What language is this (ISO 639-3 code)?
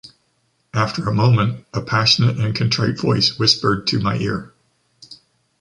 eng